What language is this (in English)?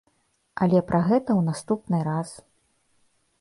Belarusian